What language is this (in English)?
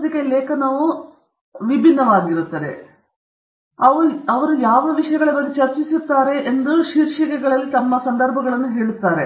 Kannada